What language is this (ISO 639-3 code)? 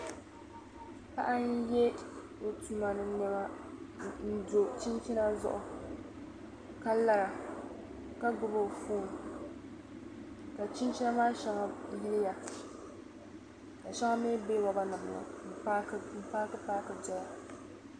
dag